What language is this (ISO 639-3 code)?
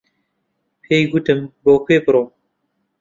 ckb